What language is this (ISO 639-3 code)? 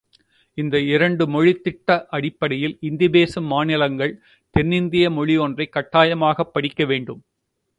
tam